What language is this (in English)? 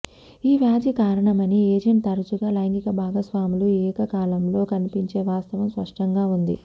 Telugu